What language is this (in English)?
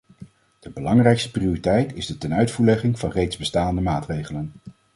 Dutch